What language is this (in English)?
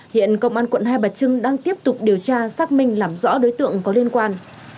Vietnamese